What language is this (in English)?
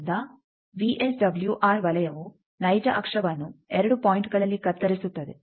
Kannada